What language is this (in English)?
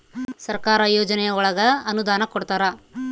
Kannada